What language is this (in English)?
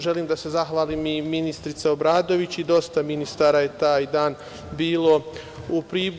Serbian